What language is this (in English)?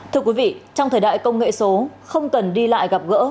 Vietnamese